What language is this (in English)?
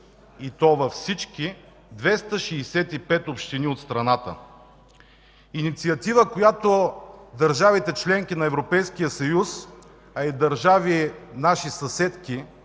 Bulgarian